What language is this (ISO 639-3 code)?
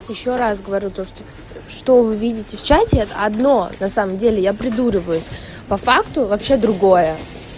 rus